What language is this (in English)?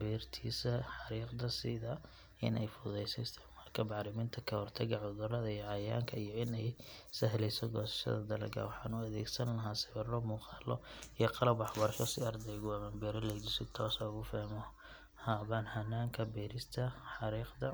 Somali